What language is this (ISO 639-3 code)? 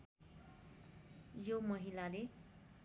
nep